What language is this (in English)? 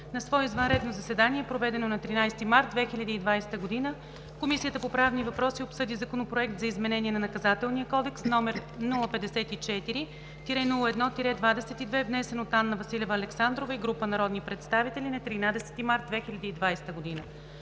Bulgarian